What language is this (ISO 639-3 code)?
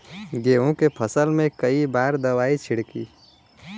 bho